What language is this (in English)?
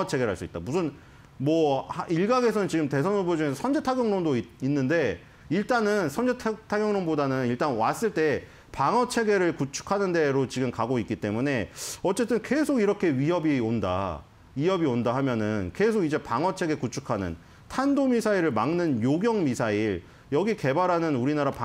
Korean